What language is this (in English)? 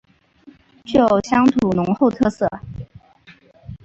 Chinese